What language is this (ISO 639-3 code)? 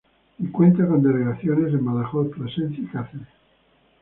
spa